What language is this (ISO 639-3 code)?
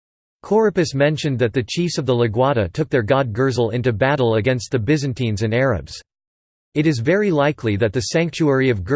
eng